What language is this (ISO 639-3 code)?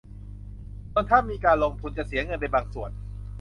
tha